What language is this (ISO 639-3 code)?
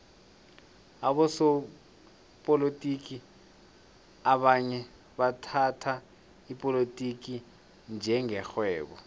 nbl